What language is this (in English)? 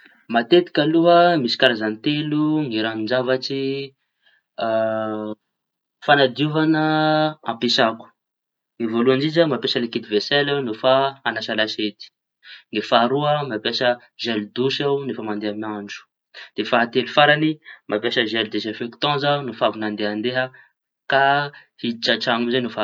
Tanosy Malagasy